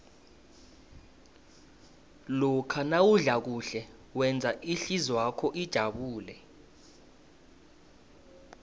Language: South Ndebele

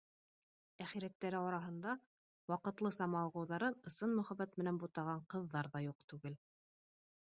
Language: Bashkir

